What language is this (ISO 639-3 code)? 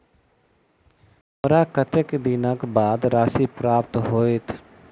mai